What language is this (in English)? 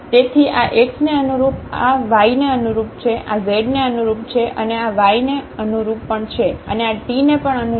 Gujarati